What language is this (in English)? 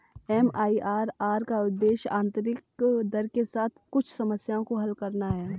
Hindi